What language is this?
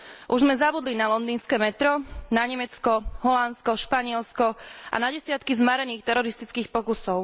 Slovak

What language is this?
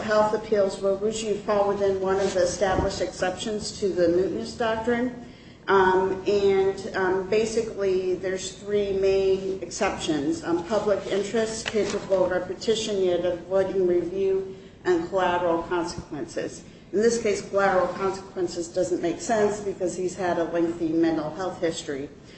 English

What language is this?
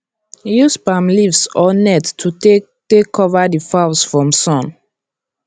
Nigerian Pidgin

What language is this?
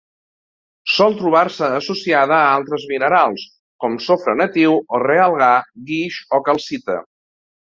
Catalan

